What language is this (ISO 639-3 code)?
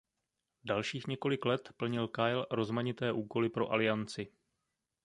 ces